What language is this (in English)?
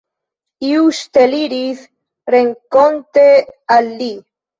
Esperanto